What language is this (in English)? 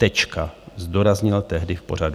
Czech